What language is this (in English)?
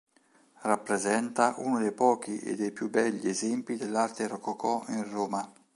Italian